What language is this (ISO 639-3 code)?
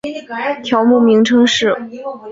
zho